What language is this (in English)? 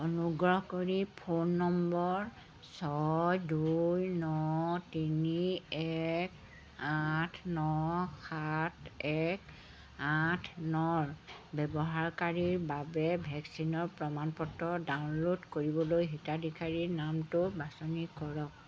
Assamese